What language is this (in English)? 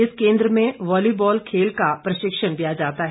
Hindi